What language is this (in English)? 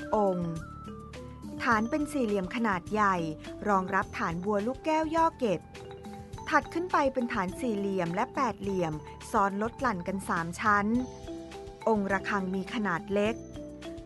Thai